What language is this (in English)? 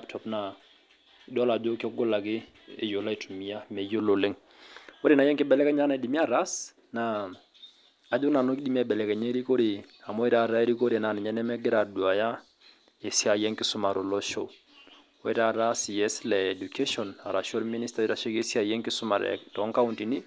Masai